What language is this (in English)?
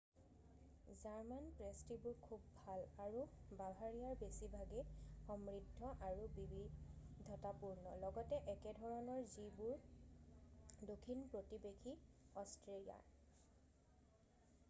Assamese